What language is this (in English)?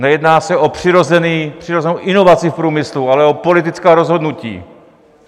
Czech